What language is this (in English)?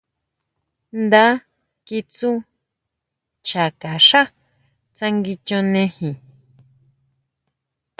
Huautla Mazatec